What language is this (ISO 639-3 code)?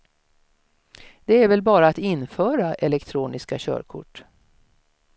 swe